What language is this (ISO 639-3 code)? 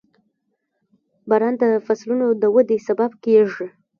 pus